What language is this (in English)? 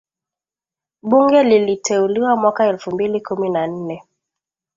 Swahili